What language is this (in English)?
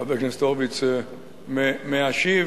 Hebrew